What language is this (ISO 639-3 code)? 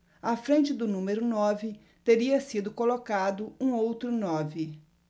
por